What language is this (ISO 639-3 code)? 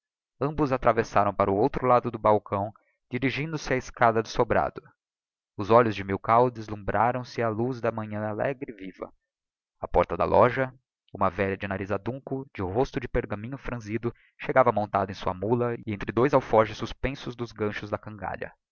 por